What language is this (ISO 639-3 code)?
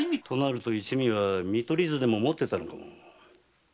jpn